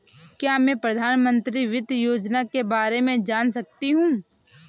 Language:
Hindi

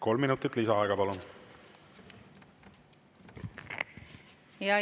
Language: Estonian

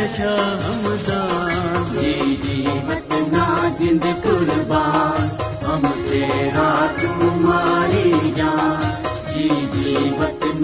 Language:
Urdu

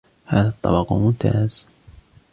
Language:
Arabic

